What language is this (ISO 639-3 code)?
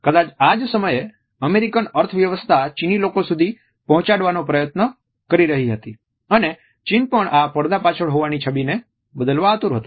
guj